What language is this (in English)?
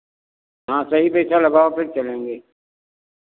Hindi